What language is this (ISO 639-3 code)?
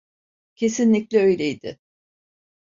tur